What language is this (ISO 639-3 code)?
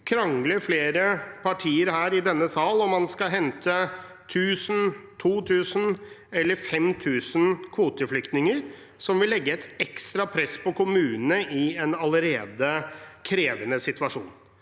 nor